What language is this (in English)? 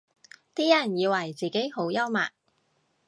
Cantonese